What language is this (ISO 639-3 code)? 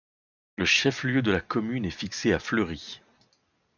fra